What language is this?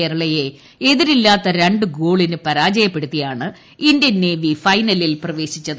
Malayalam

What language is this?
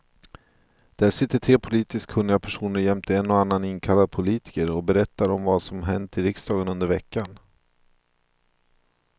Swedish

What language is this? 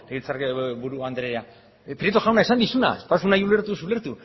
Basque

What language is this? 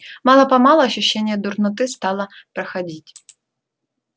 Russian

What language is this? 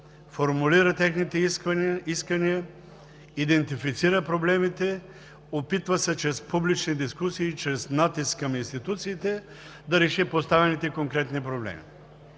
Bulgarian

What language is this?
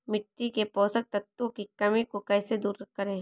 Hindi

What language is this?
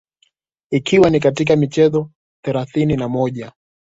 Swahili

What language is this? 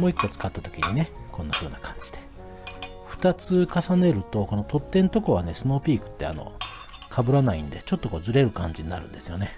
Japanese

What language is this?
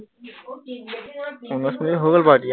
Assamese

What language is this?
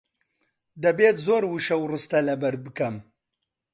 Central Kurdish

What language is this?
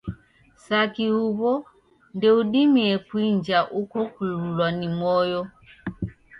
Taita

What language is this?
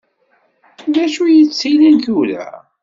Kabyle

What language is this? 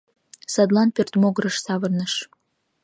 Mari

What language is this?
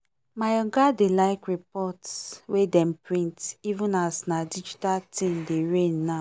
Nigerian Pidgin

